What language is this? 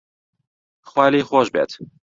Central Kurdish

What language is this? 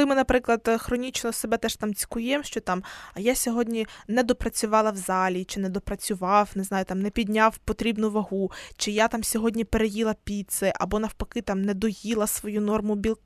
Ukrainian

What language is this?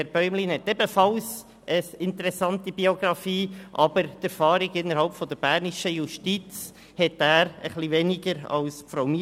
Swiss German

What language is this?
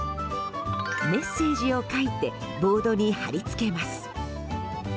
Japanese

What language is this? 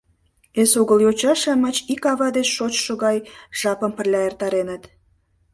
Mari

